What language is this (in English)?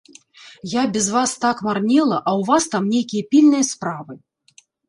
Belarusian